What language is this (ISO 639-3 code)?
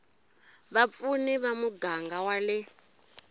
tso